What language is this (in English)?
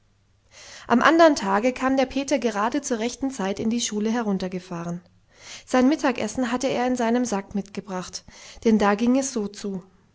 German